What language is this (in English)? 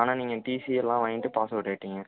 Tamil